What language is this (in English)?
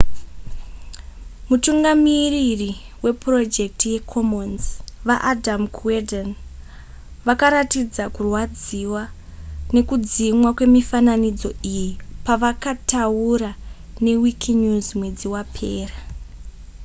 Shona